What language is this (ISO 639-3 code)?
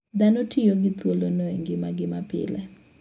luo